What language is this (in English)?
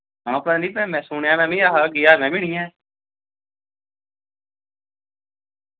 Dogri